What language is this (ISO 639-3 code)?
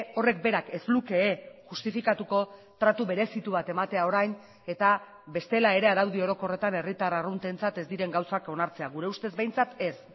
eus